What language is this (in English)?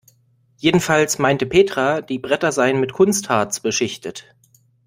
German